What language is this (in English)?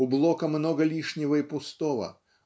Russian